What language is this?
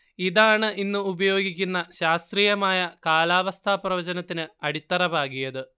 Malayalam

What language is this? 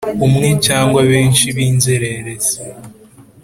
Kinyarwanda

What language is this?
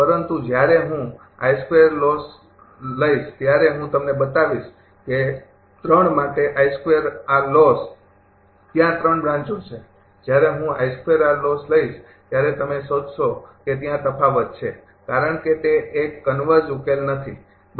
Gujarati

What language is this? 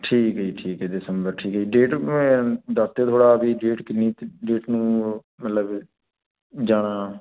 Punjabi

